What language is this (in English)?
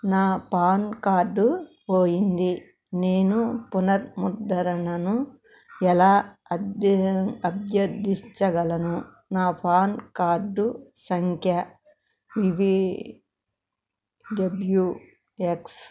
Telugu